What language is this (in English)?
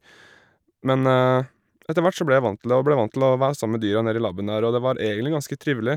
Norwegian